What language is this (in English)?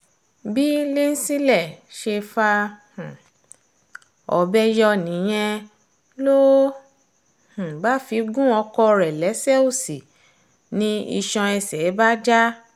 Yoruba